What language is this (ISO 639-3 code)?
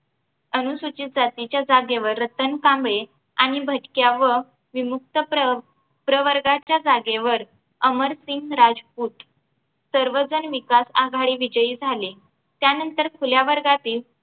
mar